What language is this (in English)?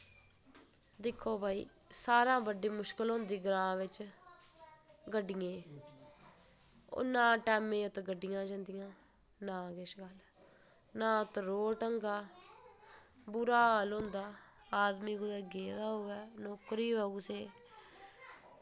Dogri